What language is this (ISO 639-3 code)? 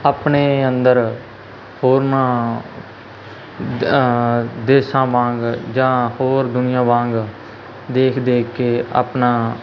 pan